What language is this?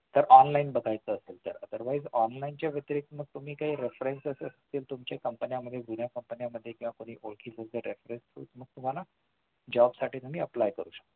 Marathi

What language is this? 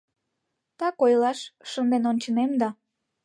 Mari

